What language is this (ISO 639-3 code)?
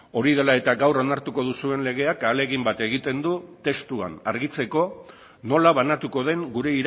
eus